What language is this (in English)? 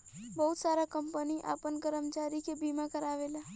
Bhojpuri